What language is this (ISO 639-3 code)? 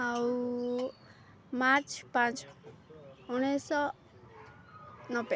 ori